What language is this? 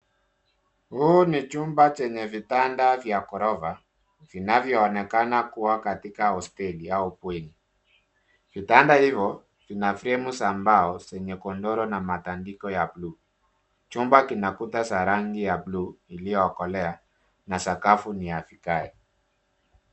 Swahili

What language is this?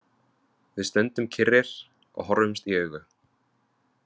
Icelandic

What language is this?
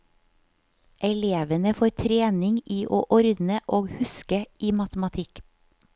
Norwegian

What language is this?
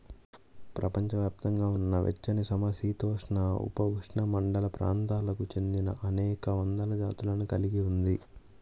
Telugu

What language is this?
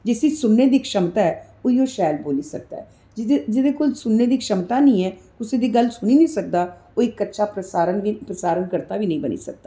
Dogri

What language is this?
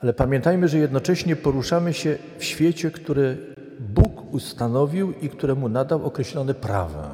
Polish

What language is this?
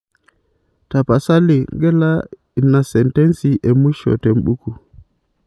Masai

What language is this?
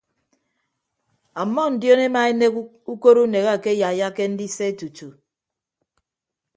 Ibibio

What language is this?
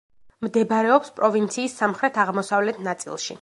Georgian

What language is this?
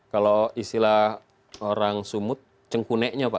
Indonesian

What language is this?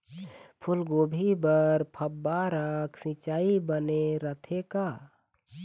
Chhattisgarhi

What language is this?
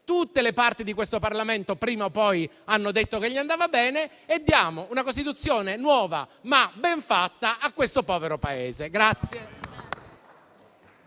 Italian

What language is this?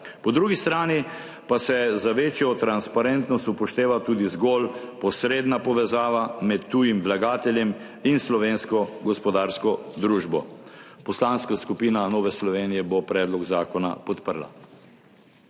Slovenian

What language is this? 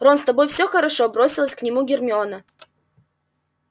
Russian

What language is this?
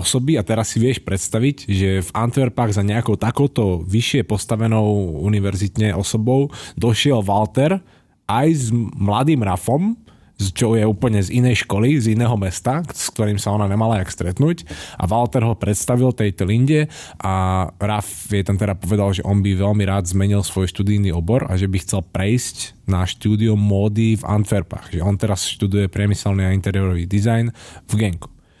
Slovak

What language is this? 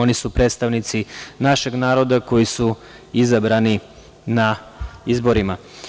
Serbian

